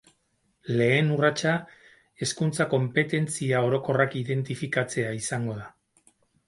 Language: Basque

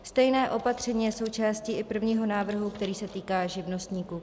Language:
Czech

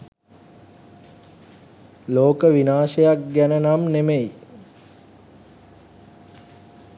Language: Sinhala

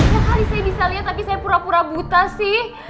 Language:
Indonesian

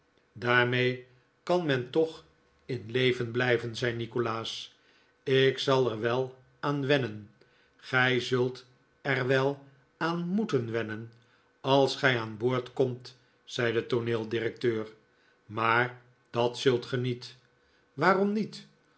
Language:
Dutch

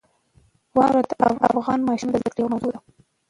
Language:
Pashto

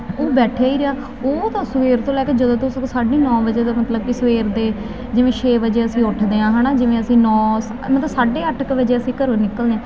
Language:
Punjabi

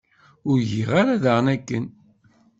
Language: Kabyle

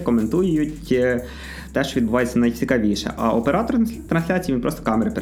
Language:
Ukrainian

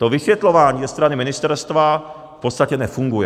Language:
Czech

